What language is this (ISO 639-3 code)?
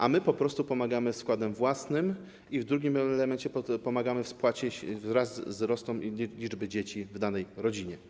pol